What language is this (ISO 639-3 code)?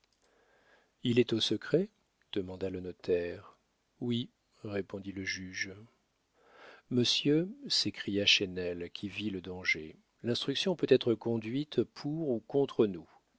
fra